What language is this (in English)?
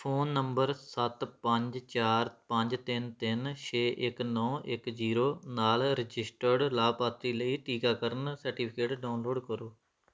Punjabi